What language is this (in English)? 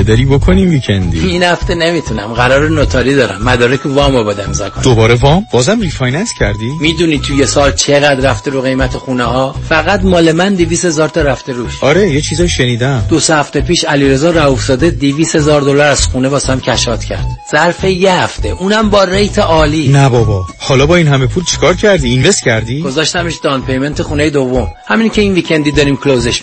Persian